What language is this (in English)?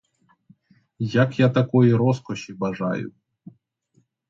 Ukrainian